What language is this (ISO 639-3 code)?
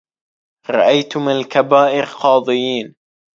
ara